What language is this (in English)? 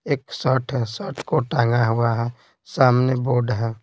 Hindi